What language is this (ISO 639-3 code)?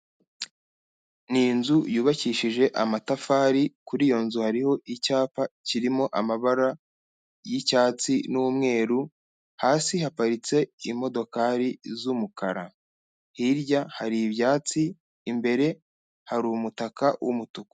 kin